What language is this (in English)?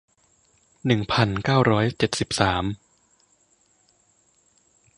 Thai